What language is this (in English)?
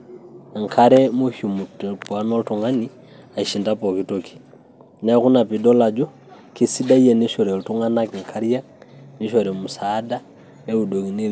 Masai